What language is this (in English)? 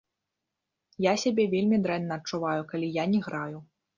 Belarusian